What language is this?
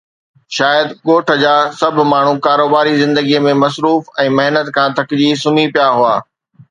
Sindhi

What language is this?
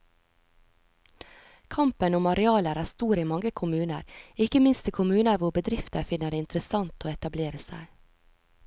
Norwegian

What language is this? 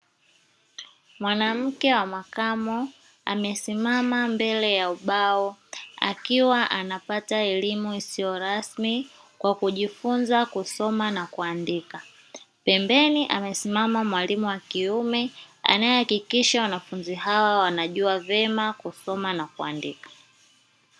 Swahili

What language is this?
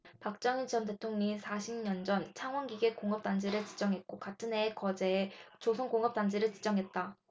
Korean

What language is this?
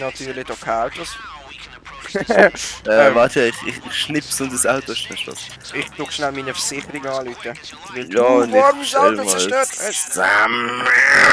German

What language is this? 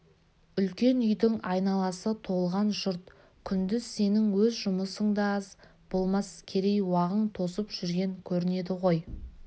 Kazakh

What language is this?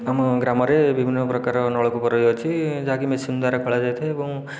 Odia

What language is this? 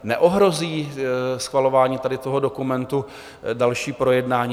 Czech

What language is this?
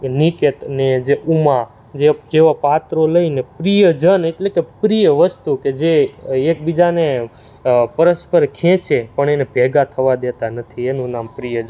Gujarati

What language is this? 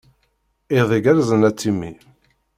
Kabyle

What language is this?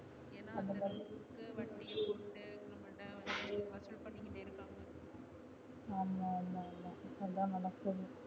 Tamil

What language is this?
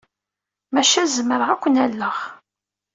Kabyle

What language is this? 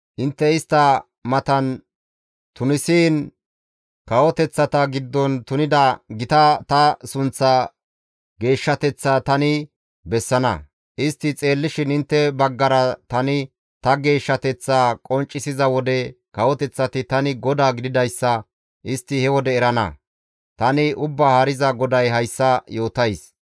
Gamo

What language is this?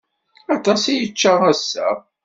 Kabyle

